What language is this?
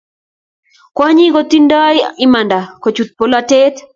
Kalenjin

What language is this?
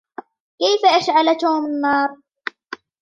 Arabic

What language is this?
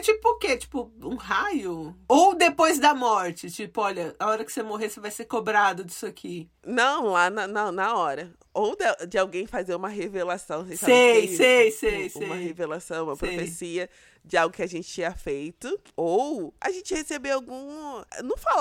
Portuguese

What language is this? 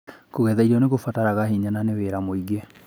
Kikuyu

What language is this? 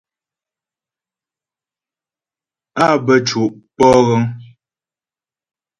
Ghomala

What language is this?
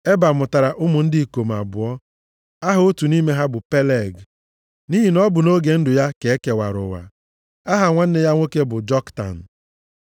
Igbo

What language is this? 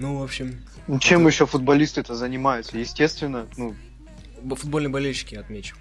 Russian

